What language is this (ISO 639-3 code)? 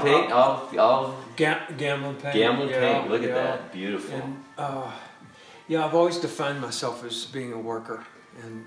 eng